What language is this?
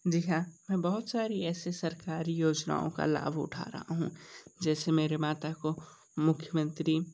Hindi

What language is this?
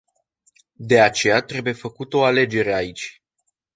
Romanian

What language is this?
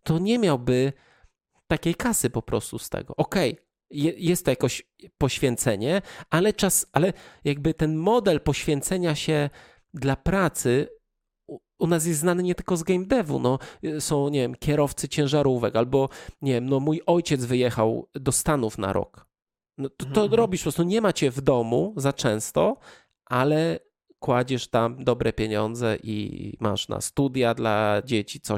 Polish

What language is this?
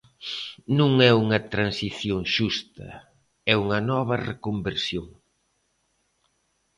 Galician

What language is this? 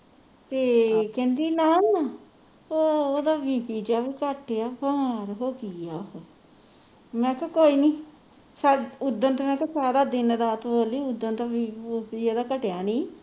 Punjabi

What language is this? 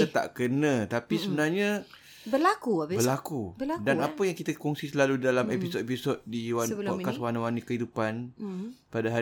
Malay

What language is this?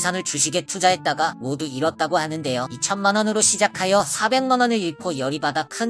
Korean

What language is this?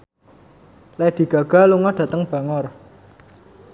Javanese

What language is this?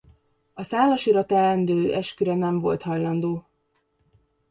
Hungarian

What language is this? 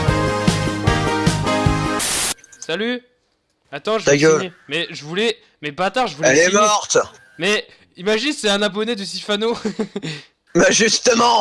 French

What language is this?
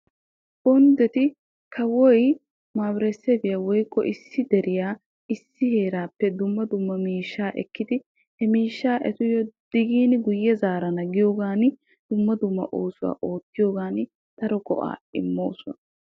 Wolaytta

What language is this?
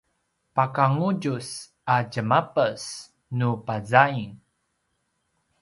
Paiwan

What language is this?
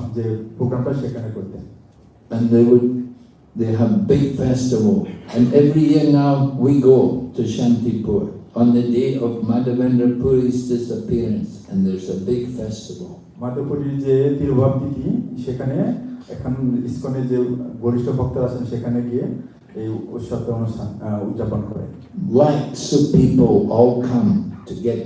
English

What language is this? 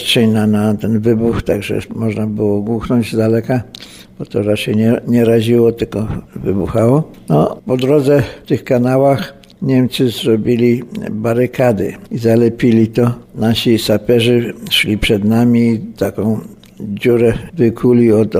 Polish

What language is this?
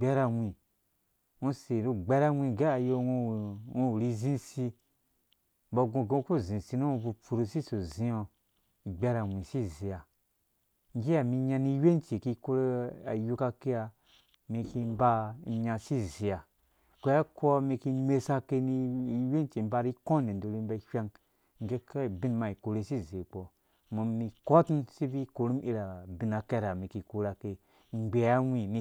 Dũya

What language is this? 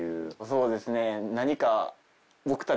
Japanese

